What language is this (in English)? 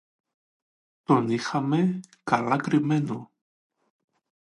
Greek